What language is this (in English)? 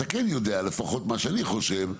Hebrew